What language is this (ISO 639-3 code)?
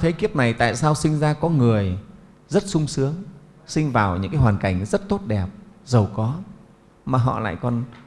vie